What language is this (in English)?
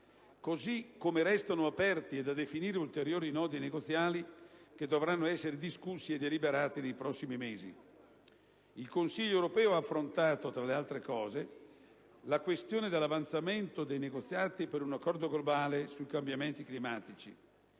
Italian